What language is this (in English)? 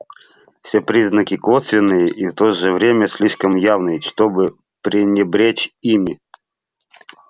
Russian